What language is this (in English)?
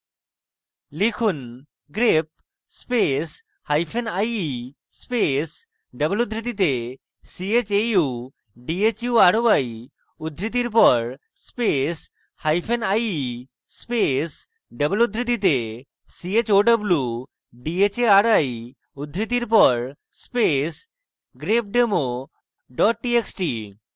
Bangla